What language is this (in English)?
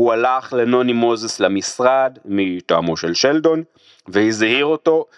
Hebrew